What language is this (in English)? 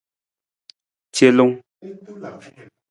Nawdm